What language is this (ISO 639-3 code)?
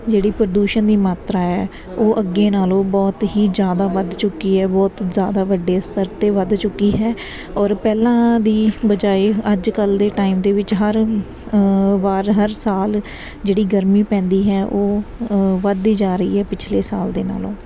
pan